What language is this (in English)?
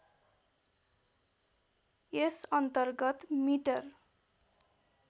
Nepali